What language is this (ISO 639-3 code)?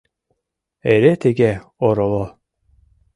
chm